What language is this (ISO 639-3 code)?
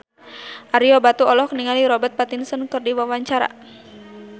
sun